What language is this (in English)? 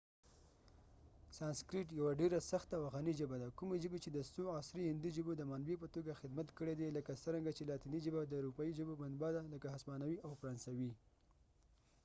Pashto